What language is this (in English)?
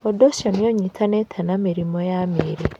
Kikuyu